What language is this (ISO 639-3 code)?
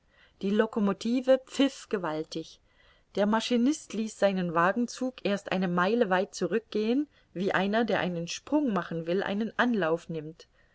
deu